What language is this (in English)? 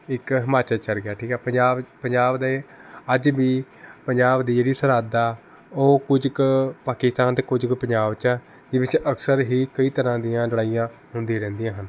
Punjabi